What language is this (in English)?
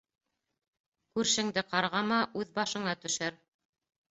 Bashkir